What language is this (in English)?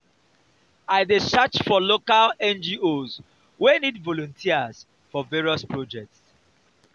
Nigerian Pidgin